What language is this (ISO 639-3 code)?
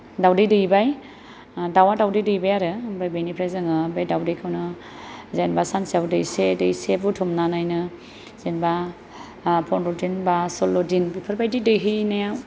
brx